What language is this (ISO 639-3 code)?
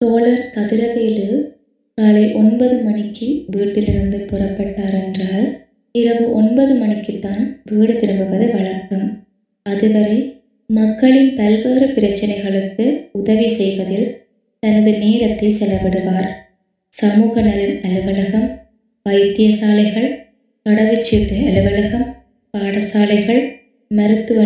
tam